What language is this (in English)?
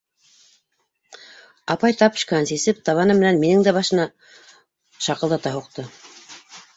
Bashkir